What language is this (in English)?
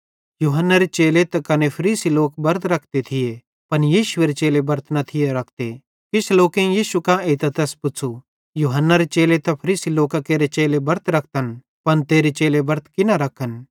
Bhadrawahi